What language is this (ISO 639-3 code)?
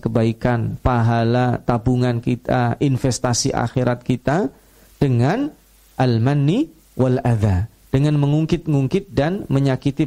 ind